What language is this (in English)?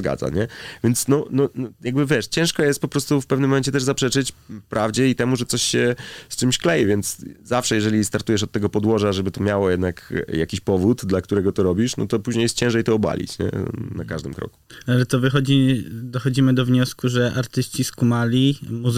Polish